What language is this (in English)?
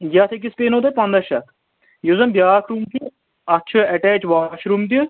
Kashmiri